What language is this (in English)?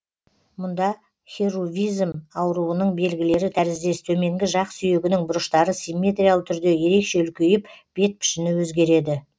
Kazakh